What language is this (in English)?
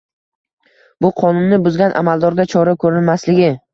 Uzbek